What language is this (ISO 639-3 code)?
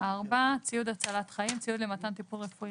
heb